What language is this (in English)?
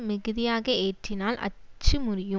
Tamil